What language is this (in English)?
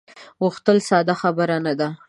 Pashto